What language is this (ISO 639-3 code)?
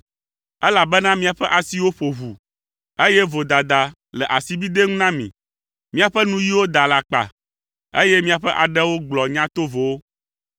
ewe